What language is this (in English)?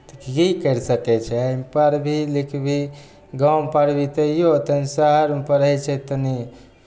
Maithili